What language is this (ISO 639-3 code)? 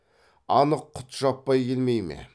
kaz